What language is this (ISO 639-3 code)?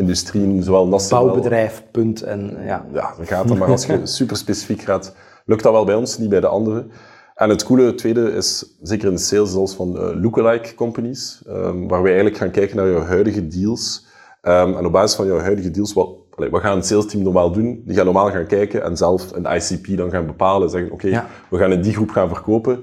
nld